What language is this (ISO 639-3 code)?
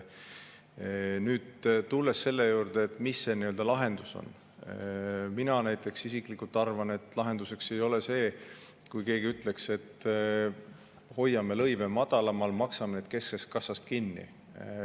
est